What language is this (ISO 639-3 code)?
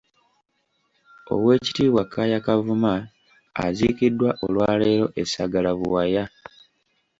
lug